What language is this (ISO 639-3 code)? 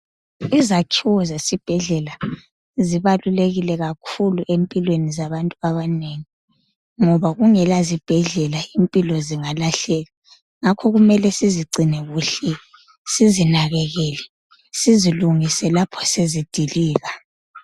nde